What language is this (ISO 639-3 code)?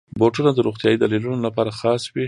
pus